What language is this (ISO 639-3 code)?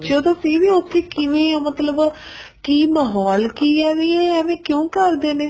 pan